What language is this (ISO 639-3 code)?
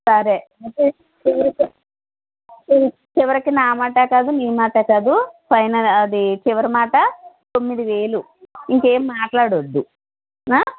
tel